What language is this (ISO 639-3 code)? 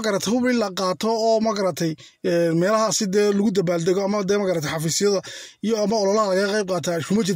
ara